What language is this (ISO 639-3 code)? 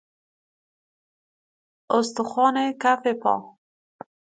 fas